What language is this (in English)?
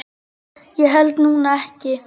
Icelandic